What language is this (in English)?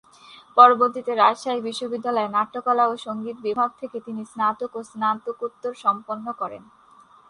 Bangla